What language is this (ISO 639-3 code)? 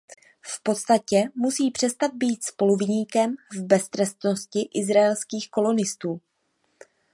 ces